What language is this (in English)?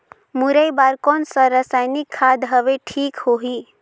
Chhattisgarhi